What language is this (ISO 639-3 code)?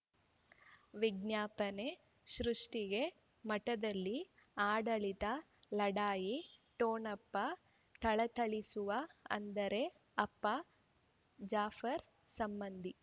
kan